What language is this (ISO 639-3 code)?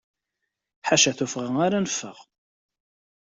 kab